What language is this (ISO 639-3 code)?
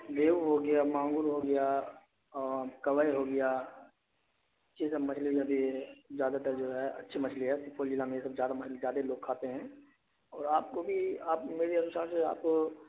urd